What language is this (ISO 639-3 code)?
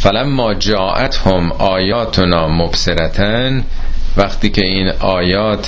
fas